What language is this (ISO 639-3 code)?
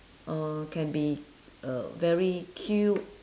eng